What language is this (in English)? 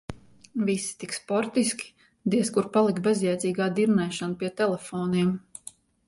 Latvian